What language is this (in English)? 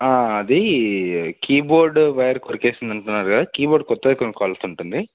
Telugu